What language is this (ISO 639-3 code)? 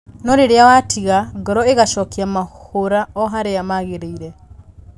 kik